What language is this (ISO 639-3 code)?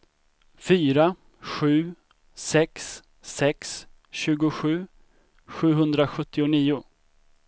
swe